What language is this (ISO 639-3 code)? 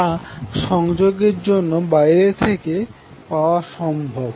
ben